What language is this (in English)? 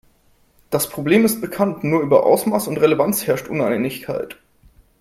German